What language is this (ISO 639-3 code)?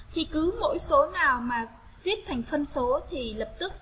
vie